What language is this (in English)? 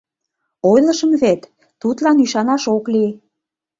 Mari